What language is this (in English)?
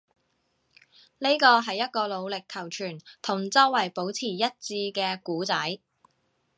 Cantonese